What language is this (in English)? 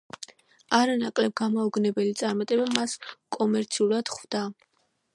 Georgian